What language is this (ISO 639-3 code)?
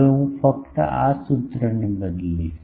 guj